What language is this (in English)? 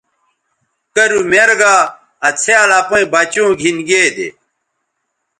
Bateri